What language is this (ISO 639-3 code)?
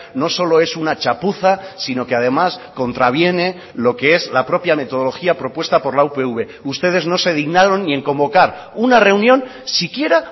spa